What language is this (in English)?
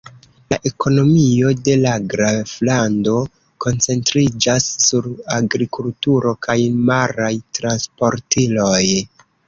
Esperanto